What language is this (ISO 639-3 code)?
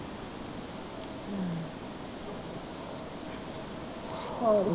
pan